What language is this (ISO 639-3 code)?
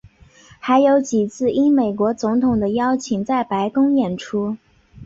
zho